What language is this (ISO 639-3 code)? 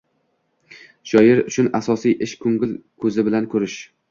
uzb